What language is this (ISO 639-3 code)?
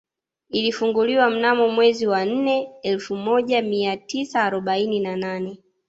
swa